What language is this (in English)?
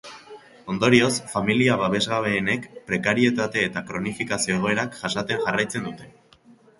Basque